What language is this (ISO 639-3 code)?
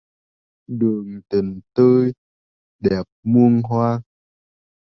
vie